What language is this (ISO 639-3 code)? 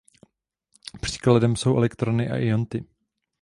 ces